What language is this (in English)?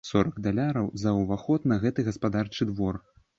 Belarusian